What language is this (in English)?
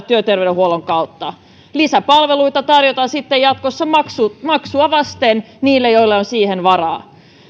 Finnish